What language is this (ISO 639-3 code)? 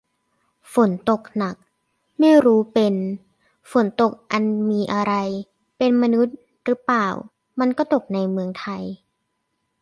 tha